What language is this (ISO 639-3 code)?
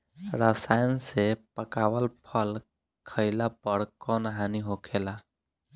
bho